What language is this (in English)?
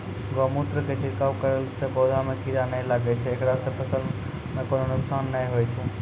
Maithili